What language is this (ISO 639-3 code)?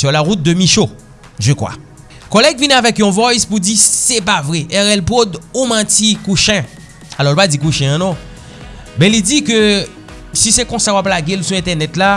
fra